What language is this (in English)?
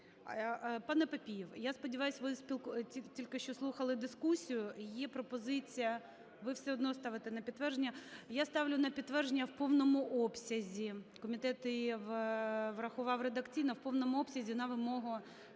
Ukrainian